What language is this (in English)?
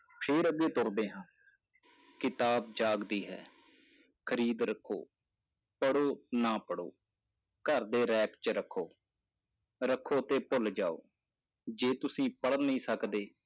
Punjabi